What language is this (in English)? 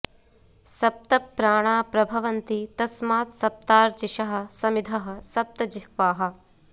Sanskrit